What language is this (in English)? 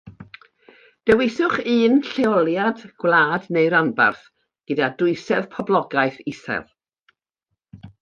Welsh